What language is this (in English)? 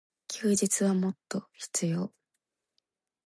Japanese